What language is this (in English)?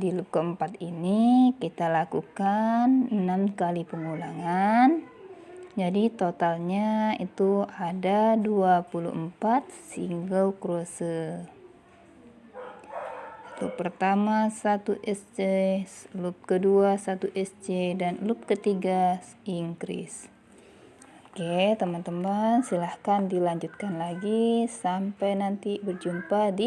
Indonesian